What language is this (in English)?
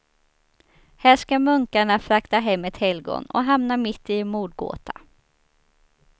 Swedish